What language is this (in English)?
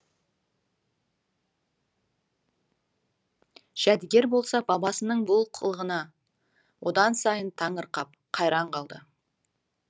Kazakh